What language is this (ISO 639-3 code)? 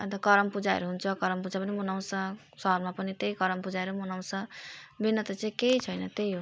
nep